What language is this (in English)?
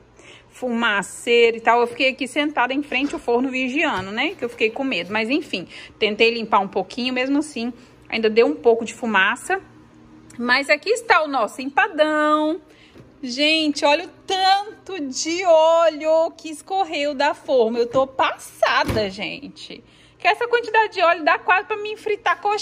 Portuguese